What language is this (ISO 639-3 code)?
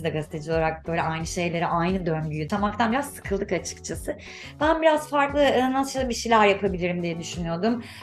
tur